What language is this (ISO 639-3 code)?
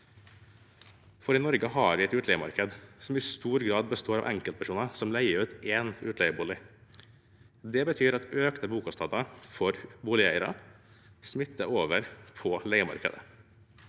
nor